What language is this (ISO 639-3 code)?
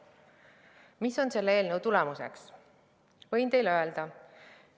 est